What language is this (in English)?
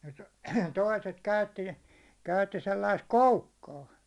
Finnish